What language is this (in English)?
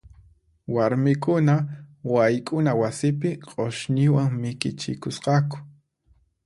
Puno Quechua